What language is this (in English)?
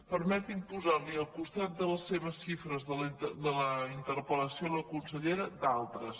Catalan